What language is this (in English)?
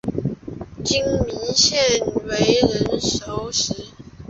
Chinese